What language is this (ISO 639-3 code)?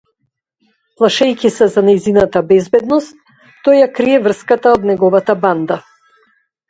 mkd